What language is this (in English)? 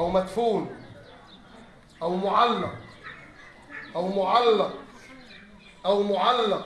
Arabic